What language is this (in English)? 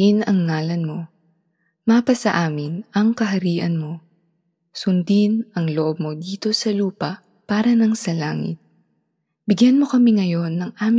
Filipino